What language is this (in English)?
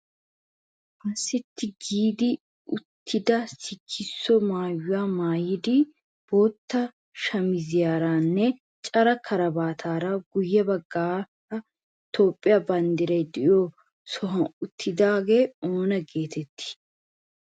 Wolaytta